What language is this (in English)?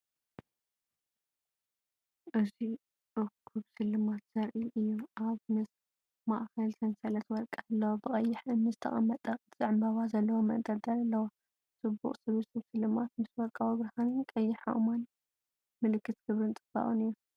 Tigrinya